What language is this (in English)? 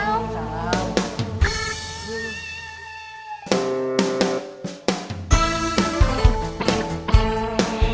Indonesian